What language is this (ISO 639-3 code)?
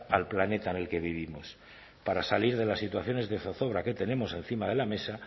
spa